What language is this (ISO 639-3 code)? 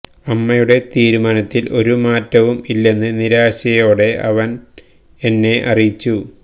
mal